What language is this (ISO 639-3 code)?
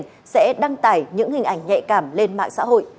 vie